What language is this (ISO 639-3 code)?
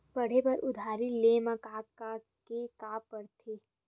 hne